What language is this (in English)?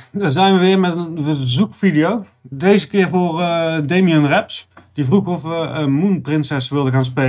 Dutch